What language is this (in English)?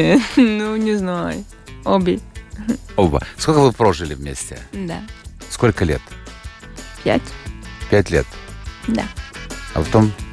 Russian